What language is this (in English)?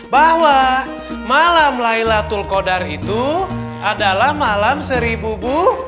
Indonesian